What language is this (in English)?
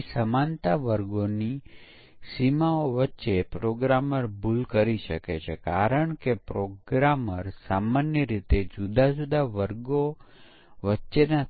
Gujarati